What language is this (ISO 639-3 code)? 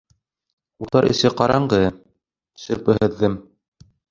bak